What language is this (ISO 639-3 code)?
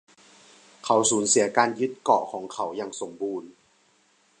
tha